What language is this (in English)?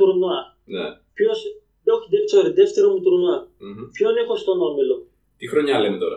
Greek